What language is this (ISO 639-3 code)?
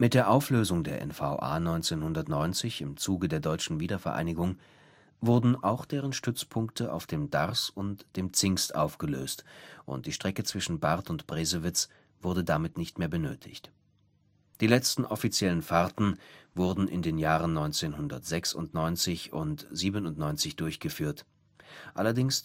deu